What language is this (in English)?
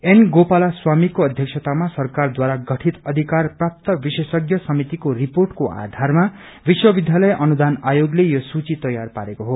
Nepali